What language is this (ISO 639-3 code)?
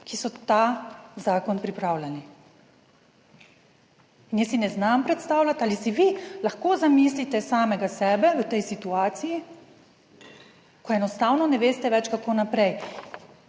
slv